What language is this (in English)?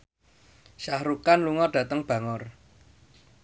Javanese